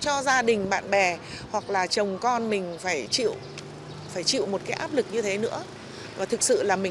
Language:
Vietnamese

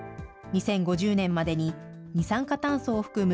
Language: Japanese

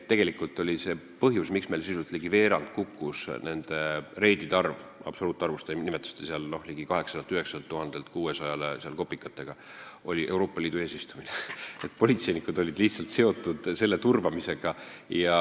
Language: Estonian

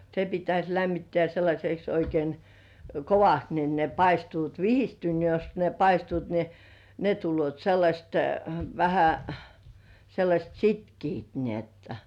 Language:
Finnish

